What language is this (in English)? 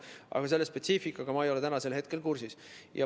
Estonian